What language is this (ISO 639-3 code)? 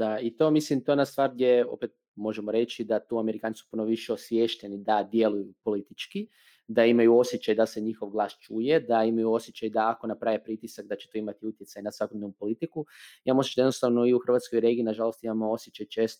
hrv